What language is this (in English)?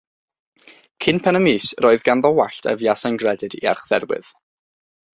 Welsh